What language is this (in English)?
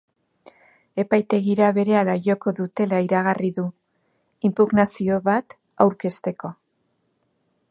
Basque